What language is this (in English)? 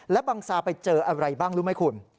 Thai